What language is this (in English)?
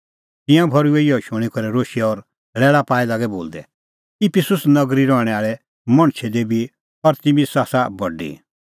Kullu Pahari